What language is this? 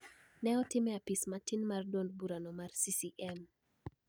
Luo (Kenya and Tanzania)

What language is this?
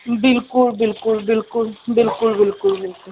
Punjabi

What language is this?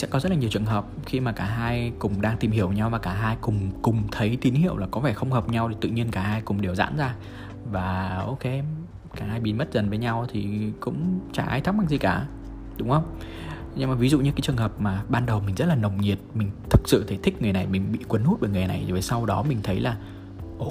Vietnamese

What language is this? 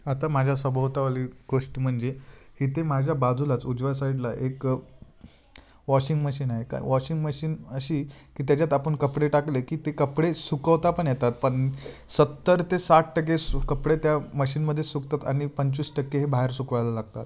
Marathi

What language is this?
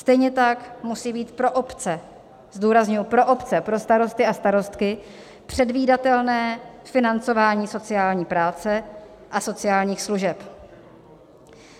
Czech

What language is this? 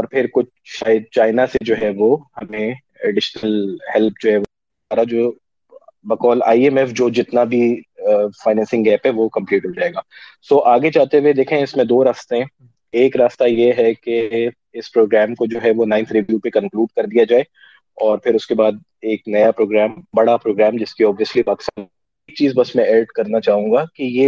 Urdu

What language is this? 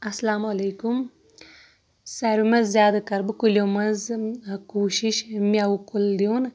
Kashmiri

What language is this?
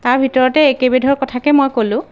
Assamese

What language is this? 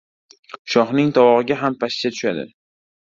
Uzbek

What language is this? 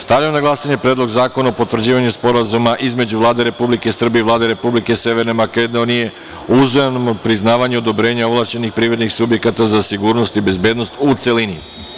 Serbian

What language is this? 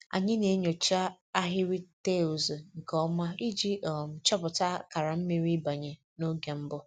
Igbo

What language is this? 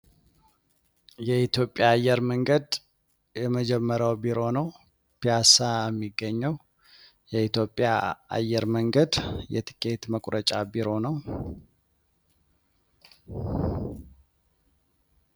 Amharic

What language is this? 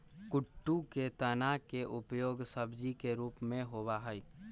Magahi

